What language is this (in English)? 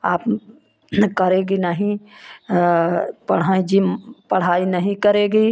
Hindi